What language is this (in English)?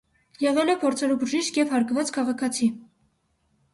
Armenian